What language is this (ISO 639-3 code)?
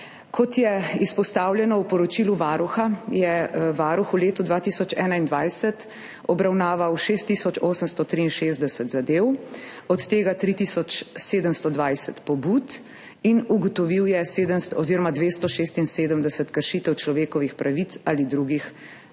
slv